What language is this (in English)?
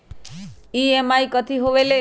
Magahi